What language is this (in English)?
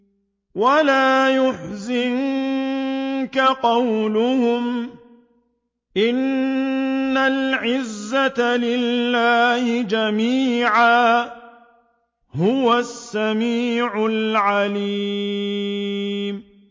Arabic